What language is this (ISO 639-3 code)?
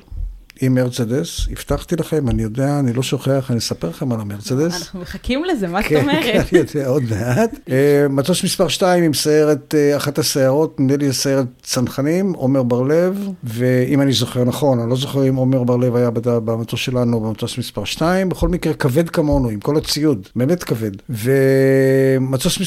heb